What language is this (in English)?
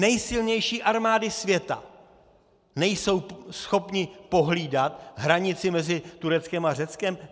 Czech